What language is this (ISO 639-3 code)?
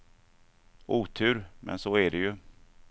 swe